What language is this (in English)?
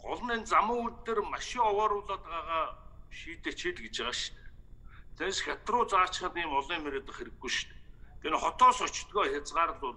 Korean